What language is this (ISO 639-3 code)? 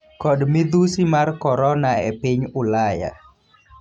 luo